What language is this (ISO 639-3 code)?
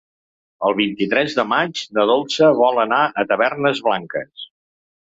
cat